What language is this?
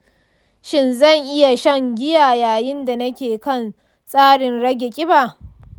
Hausa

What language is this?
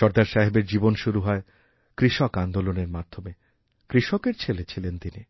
Bangla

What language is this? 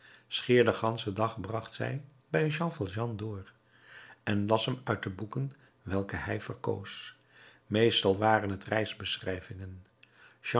Dutch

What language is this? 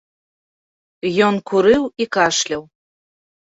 Belarusian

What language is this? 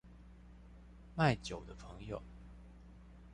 Chinese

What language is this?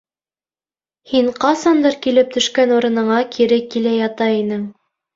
Bashkir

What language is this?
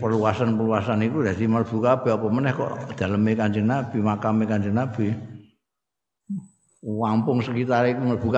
Indonesian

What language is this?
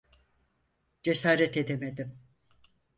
Turkish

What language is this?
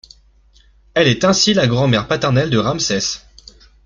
French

